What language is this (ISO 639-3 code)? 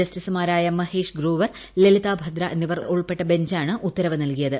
mal